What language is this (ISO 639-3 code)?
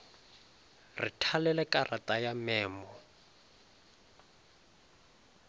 nso